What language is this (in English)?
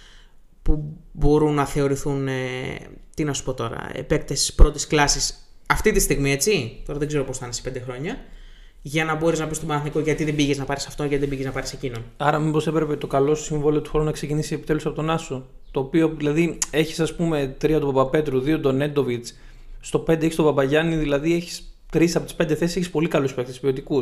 Greek